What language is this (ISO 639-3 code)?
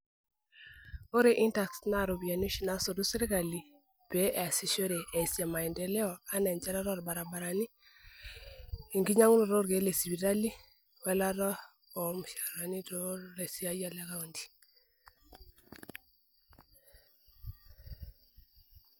mas